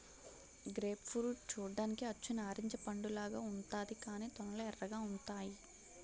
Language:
Telugu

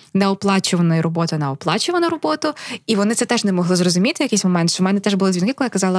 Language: Ukrainian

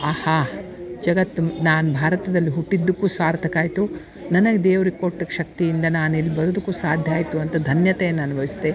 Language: Kannada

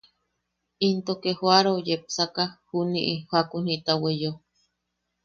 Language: Yaqui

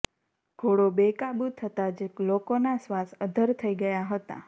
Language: Gujarati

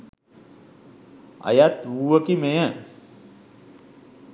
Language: Sinhala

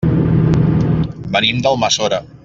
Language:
Catalan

